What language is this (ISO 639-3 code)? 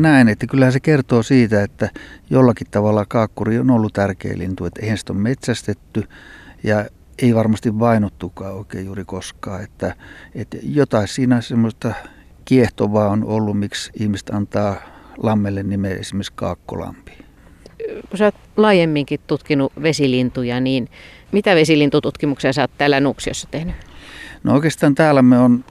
fin